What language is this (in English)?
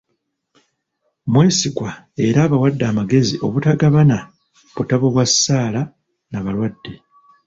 Ganda